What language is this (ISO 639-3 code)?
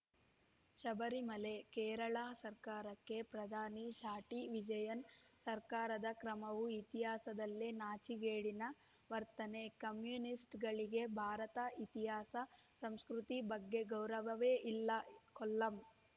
kan